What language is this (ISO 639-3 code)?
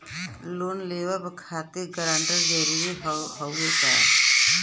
bho